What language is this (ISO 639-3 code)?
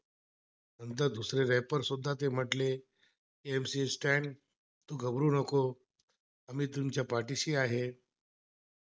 mar